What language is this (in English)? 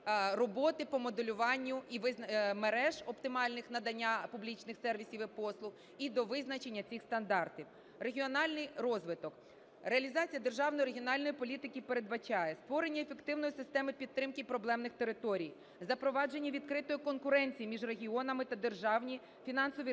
Ukrainian